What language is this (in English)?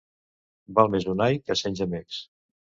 Catalan